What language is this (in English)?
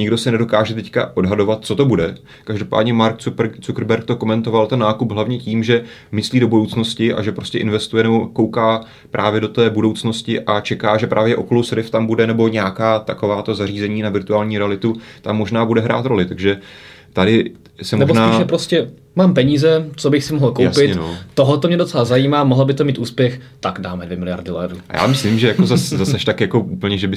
Czech